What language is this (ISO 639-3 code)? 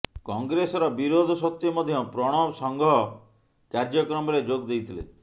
ori